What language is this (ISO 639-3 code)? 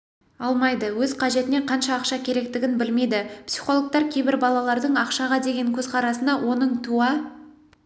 kaz